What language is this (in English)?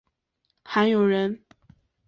Chinese